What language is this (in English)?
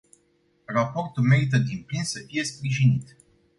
Romanian